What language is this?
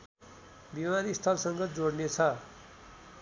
Nepali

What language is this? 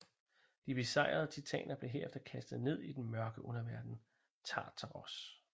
Danish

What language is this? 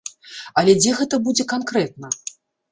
Belarusian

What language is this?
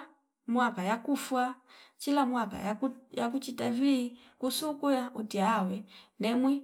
Fipa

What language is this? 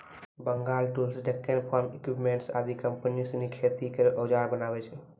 Maithili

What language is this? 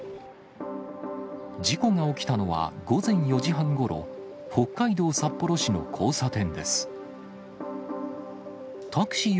Japanese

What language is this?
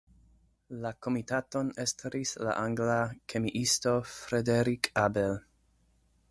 Esperanto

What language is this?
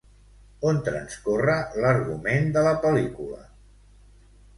Catalan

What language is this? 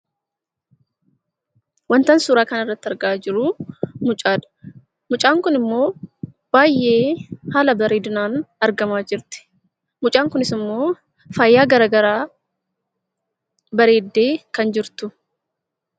Oromo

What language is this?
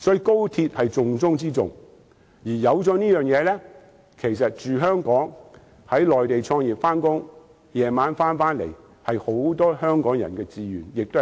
Cantonese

